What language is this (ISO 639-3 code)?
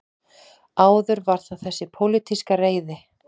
isl